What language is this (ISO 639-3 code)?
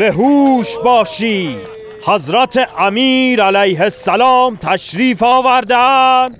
fas